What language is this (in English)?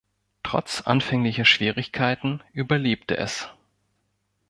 German